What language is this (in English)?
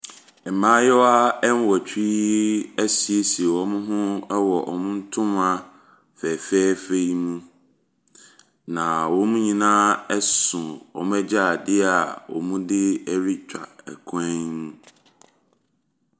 Akan